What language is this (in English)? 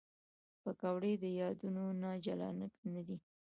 Pashto